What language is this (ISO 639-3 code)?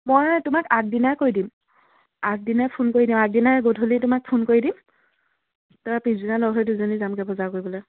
asm